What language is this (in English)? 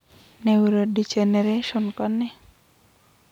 Kalenjin